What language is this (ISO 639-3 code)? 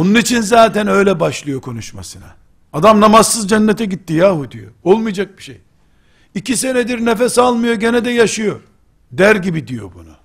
tur